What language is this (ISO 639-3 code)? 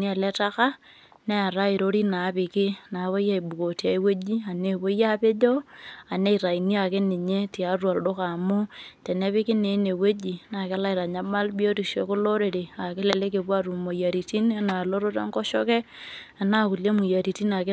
mas